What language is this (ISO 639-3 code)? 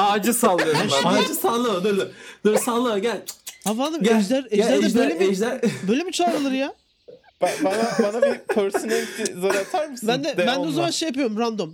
tur